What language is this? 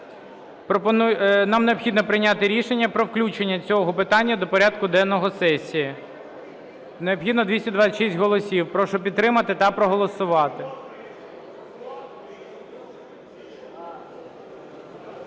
Ukrainian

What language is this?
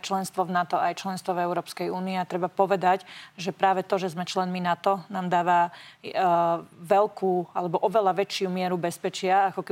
Slovak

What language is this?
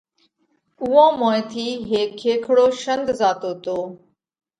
Parkari Koli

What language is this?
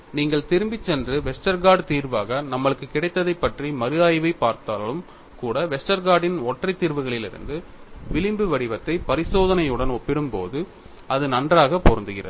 Tamil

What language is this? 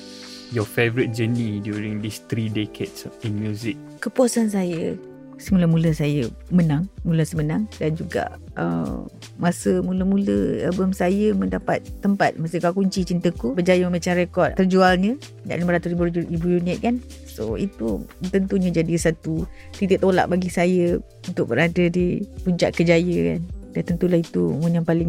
Malay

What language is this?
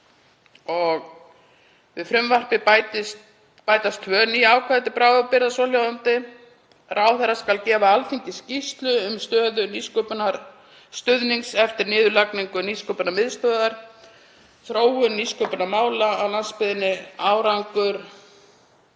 Icelandic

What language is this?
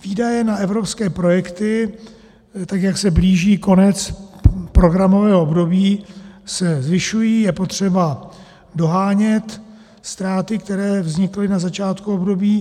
Czech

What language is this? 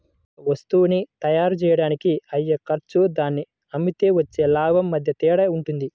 Telugu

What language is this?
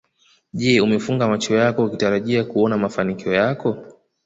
Swahili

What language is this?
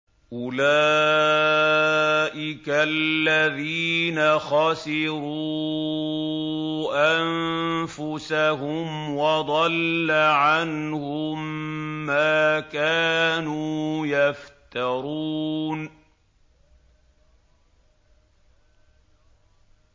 Arabic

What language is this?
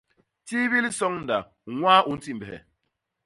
Basaa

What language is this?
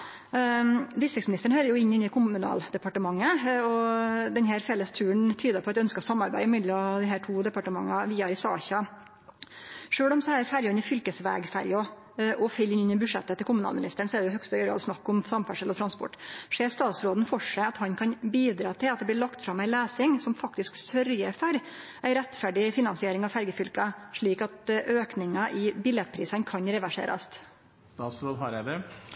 Norwegian Nynorsk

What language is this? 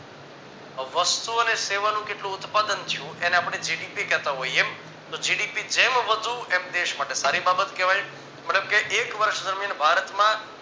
Gujarati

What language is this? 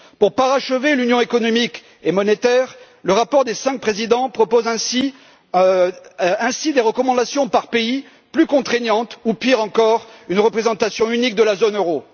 French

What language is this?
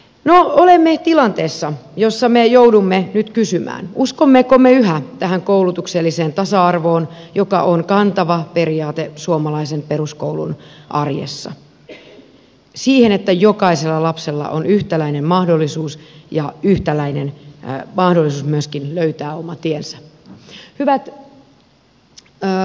Finnish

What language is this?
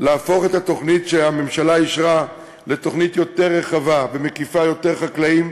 Hebrew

